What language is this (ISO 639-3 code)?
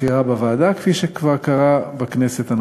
heb